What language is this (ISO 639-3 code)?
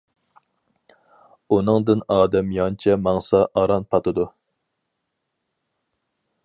uig